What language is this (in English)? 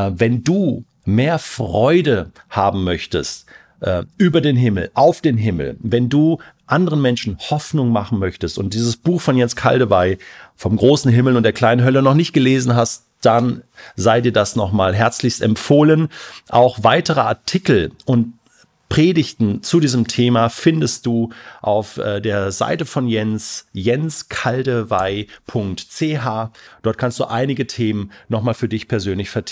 German